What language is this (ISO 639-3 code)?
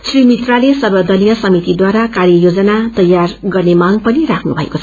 nep